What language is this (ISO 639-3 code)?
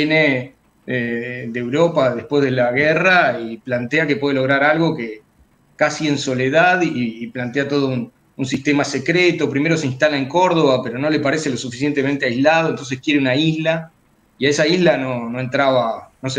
spa